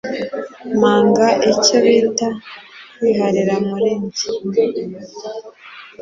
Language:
Kinyarwanda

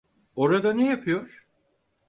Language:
Turkish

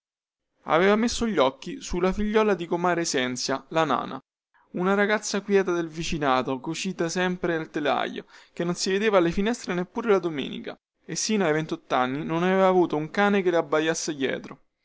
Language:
Italian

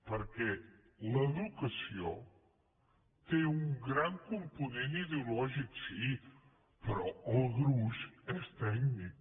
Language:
Catalan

